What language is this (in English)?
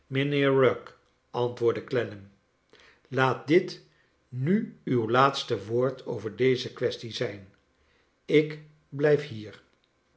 Dutch